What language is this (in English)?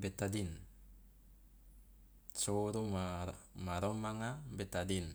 Loloda